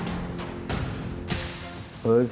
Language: Indonesian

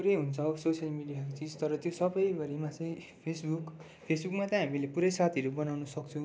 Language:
Nepali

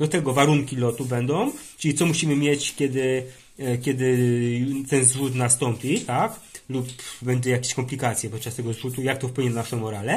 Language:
Polish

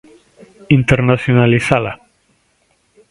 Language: Galician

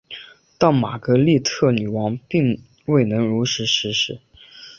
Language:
Chinese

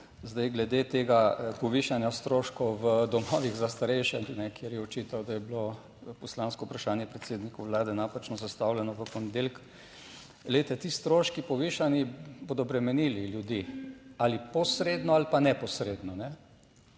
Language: Slovenian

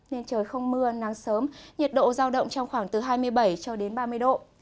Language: Vietnamese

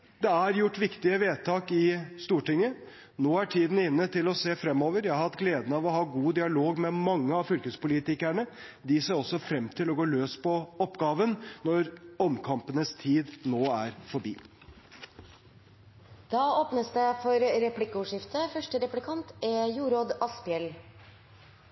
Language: Norwegian Bokmål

